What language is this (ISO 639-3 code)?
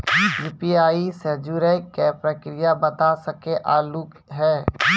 mai